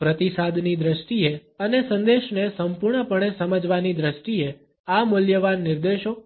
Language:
Gujarati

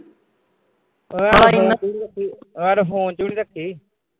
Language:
Punjabi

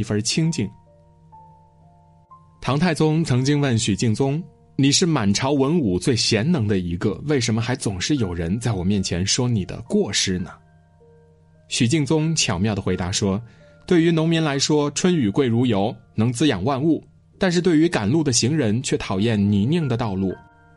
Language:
Chinese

